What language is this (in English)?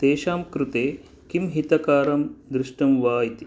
Sanskrit